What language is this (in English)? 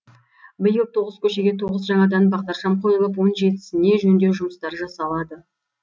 Kazakh